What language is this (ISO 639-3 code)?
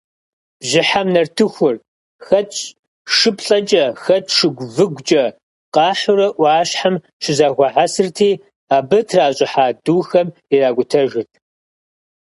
kbd